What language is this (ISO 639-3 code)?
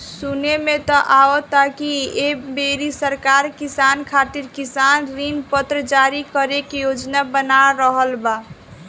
bho